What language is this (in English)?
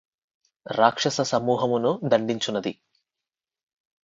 Telugu